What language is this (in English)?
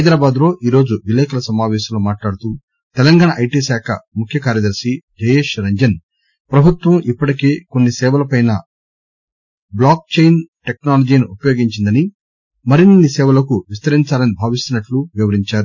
Telugu